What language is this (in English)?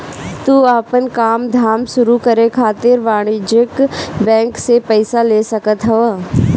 Bhojpuri